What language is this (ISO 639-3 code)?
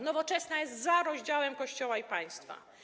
pol